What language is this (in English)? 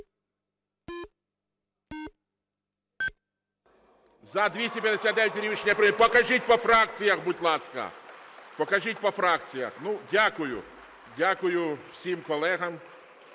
Ukrainian